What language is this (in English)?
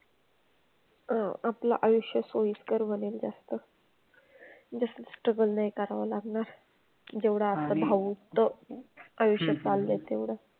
Marathi